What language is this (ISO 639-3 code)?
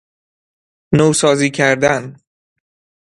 fas